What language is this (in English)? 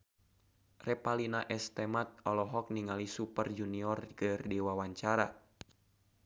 Sundanese